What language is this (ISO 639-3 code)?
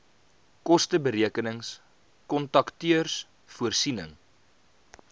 afr